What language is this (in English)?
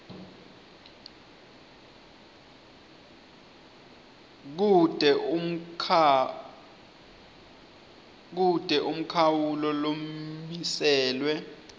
Swati